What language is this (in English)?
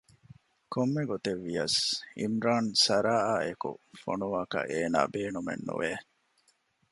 Divehi